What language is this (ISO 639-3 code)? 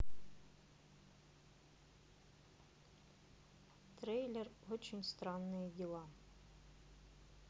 rus